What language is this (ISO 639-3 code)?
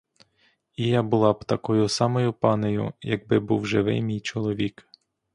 ukr